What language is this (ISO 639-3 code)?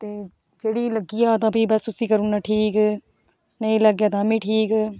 doi